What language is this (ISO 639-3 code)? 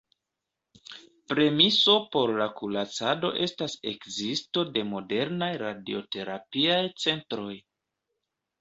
epo